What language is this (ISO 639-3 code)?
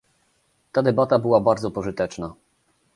pol